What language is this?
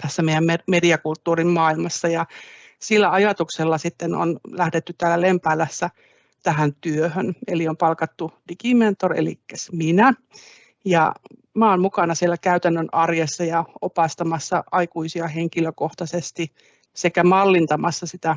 Finnish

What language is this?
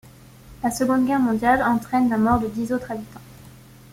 French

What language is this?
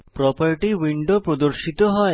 Bangla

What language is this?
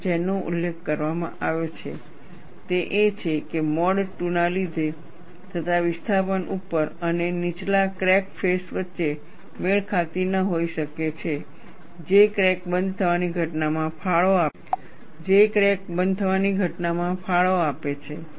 Gujarati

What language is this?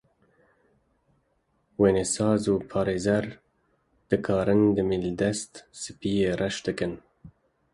Kurdish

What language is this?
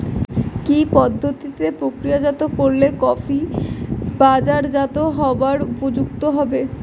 Bangla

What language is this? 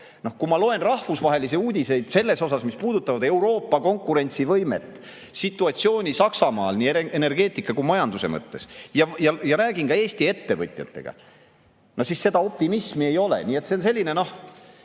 Estonian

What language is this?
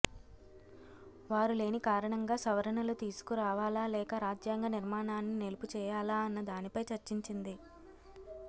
Telugu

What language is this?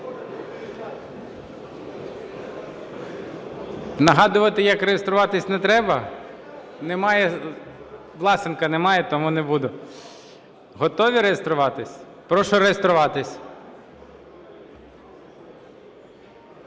Ukrainian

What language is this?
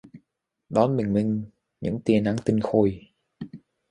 Vietnamese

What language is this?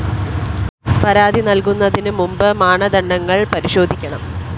Malayalam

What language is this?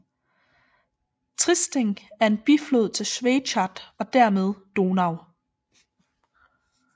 Danish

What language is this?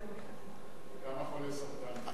Hebrew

